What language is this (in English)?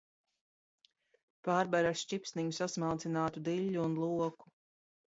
Latvian